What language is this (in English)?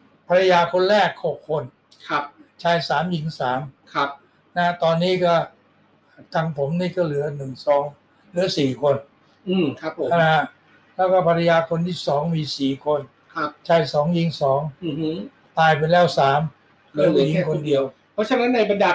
Thai